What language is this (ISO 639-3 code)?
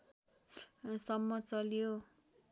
nep